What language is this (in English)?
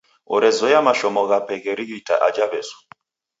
Taita